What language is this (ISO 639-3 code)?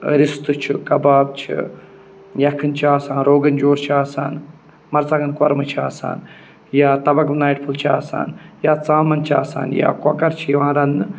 kas